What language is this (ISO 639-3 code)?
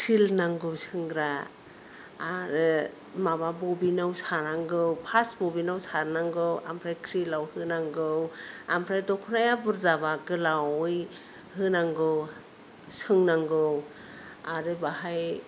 brx